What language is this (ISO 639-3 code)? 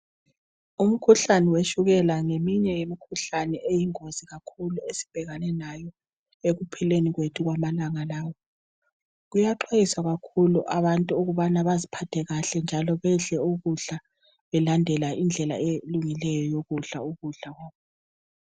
nde